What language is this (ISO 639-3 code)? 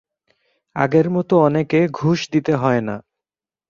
ben